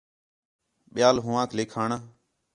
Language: Khetrani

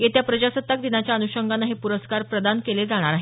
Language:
Marathi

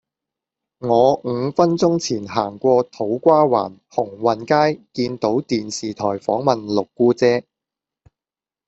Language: Cantonese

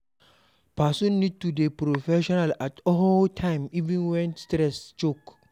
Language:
Nigerian Pidgin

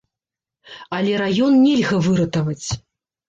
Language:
Belarusian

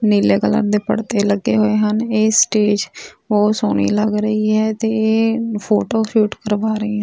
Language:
Punjabi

